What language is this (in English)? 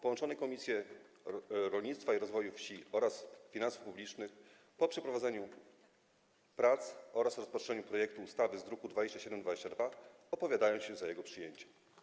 Polish